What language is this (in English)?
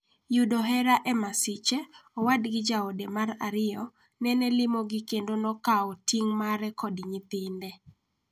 Luo (Kenya and Tanzania)